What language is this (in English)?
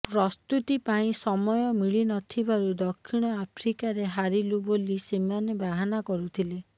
Odia